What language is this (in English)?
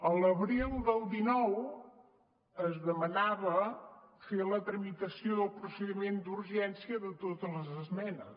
Catalan